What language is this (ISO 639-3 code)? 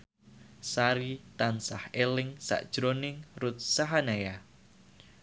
jav